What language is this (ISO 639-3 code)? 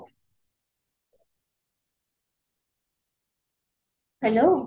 ori